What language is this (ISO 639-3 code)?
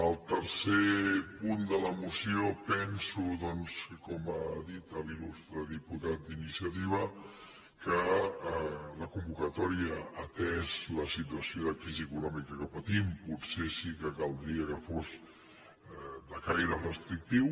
cat